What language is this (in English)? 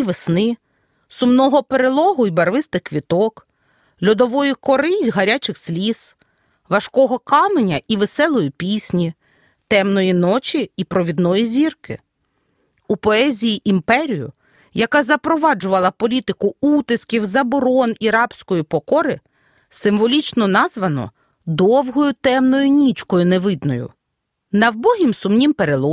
Ukrainian